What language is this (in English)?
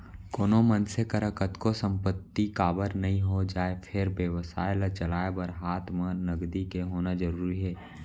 Chhattisgarhi